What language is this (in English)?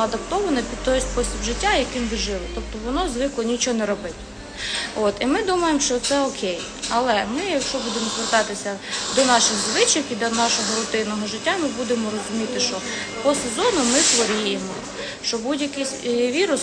Ukrainian